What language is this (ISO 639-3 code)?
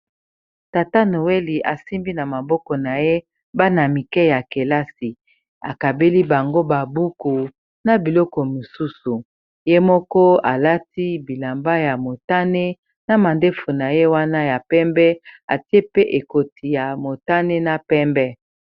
lin